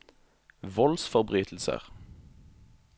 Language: Norwegian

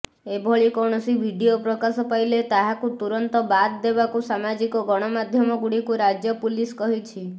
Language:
Odia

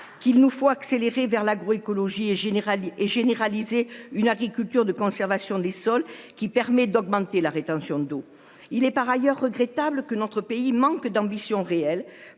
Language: French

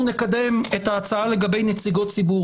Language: Hebrew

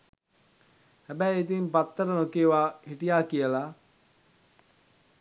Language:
Sinhala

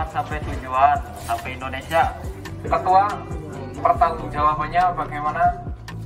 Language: Indonesian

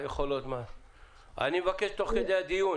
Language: Hebrew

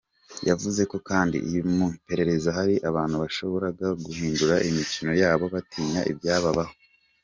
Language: Kinyarwanda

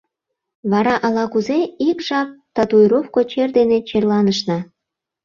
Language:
Mari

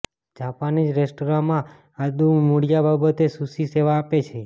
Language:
Gujarati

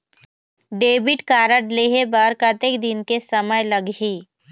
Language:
Chhattisgarhi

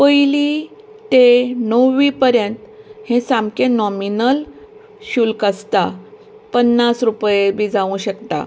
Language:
Konkani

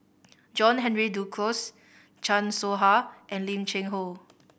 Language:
English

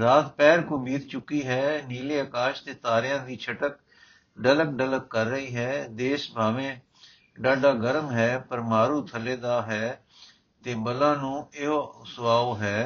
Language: Punjabi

